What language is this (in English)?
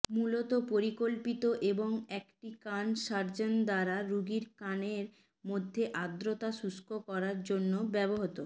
Bangla